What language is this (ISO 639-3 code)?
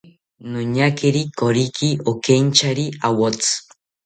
cpy